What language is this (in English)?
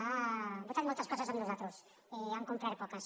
Catalan